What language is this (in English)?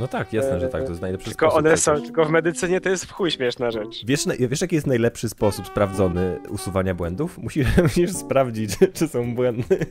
Polish